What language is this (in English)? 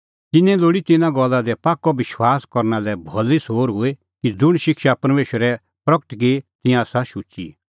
Kullu Pahari